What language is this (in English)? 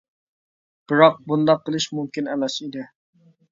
Uyghur